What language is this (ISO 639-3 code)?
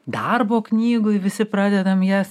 lit